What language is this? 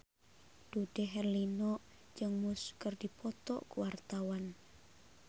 Sundanese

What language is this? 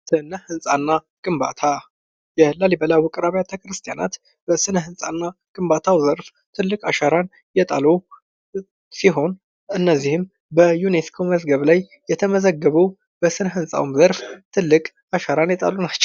Amharic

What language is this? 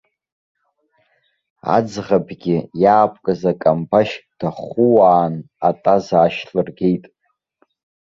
Abkhazian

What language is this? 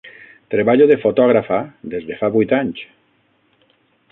Catalan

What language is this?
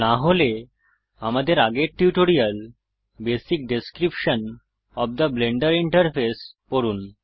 Bangla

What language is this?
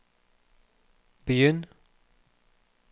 Norwegian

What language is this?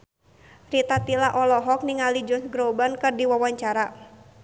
Sundanese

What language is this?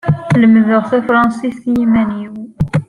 Kabyle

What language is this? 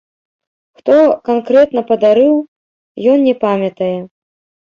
Belarusian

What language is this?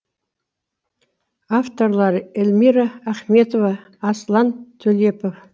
Kazakh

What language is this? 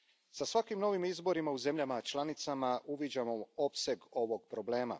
Croatian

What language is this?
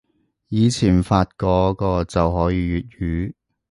Cantonese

